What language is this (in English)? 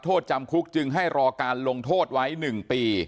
Thai